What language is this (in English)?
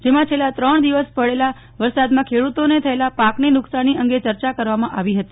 Gujarati